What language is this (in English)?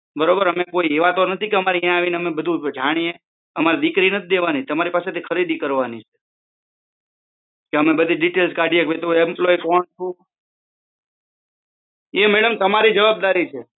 Gujarati